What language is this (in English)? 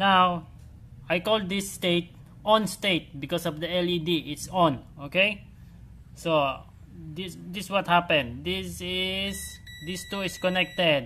English